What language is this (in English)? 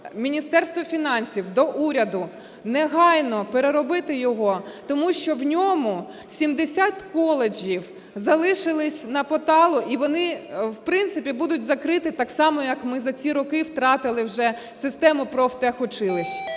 Ukrainian